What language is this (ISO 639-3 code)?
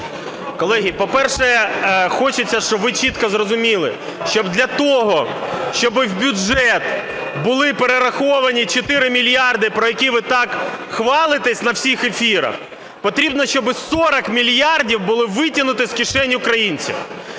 ukr